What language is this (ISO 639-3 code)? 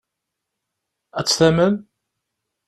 kab